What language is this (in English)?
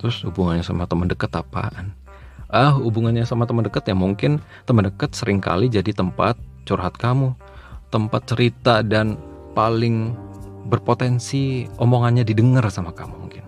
Indonesian